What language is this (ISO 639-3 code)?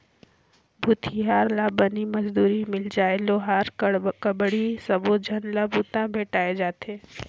hne